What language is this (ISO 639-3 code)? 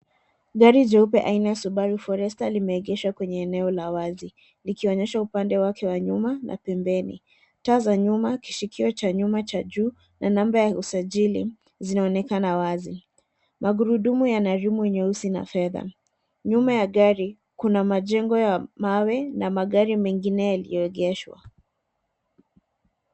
swa